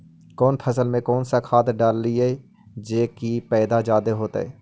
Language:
Magahi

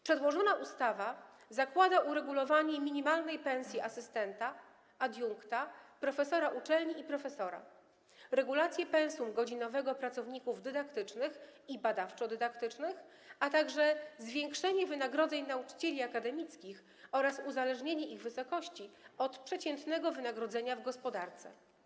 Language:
Polish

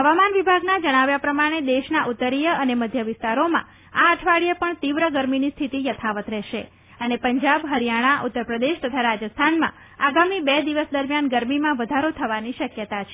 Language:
Gujarati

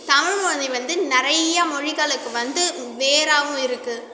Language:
Tamil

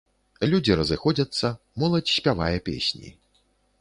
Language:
Belarusian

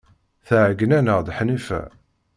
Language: Kabyle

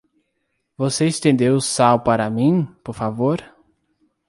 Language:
Portuguese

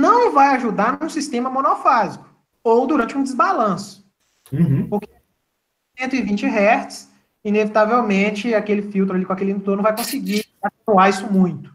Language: Portuguese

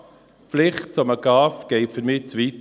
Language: Swiss German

